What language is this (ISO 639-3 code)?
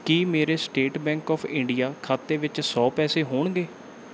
pan